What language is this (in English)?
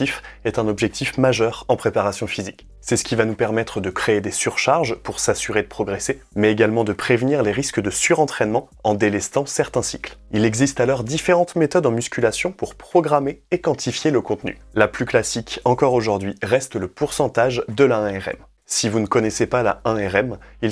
French